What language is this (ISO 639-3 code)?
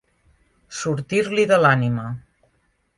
cat